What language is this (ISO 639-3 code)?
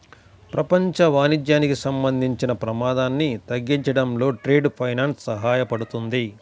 tel